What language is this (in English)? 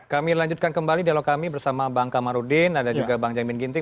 Indonesian